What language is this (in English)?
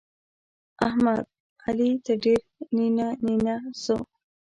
Pashto